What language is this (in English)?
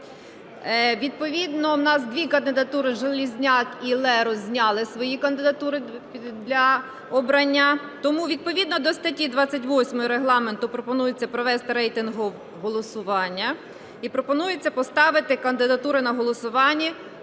Ukrainian